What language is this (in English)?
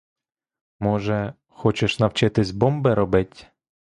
Ukrainian